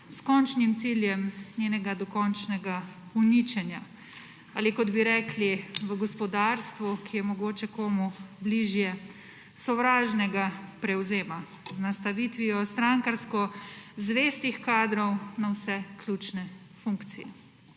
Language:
Slovenian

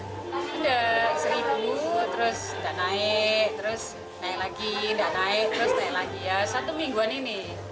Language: Indonesian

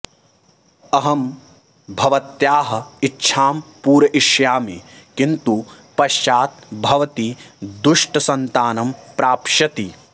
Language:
Sanskrit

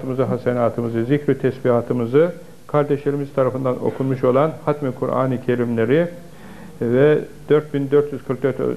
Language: Turkish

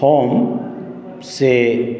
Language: Maithili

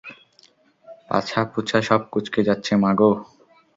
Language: Bangla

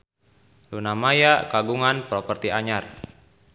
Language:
Sundanese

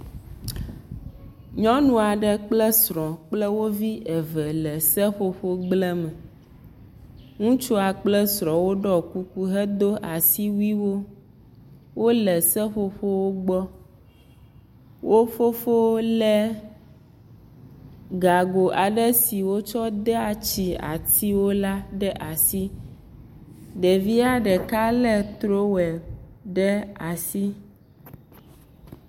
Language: Ewe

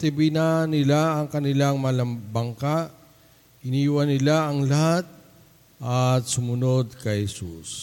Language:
Filipino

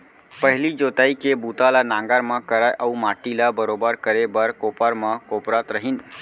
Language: Chhattisgarhi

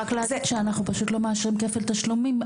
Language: Hebrew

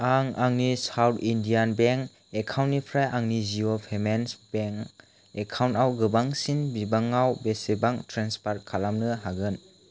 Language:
Bodo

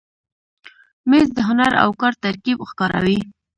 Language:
Pashto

